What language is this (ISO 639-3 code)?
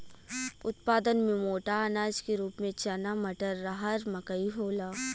bho